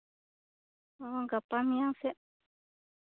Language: Santali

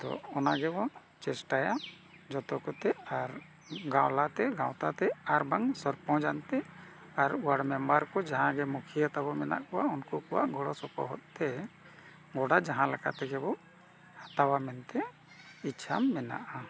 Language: Santali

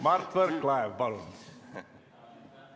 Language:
Estonian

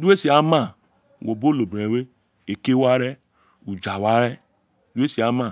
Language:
Isekiri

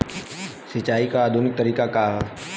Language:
Bhojpuri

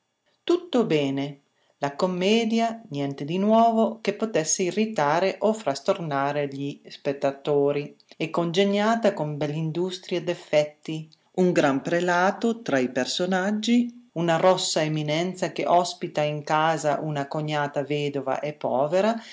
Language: Italian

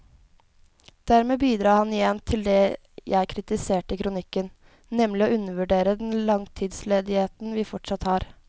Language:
Norwegian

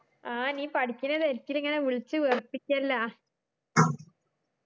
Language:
Malayalam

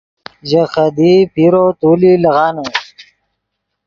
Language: Yidgha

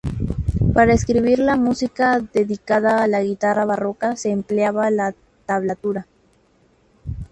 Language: Spanish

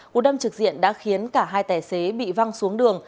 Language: Vietnamese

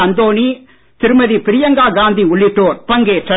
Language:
Tamil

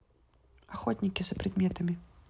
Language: Russian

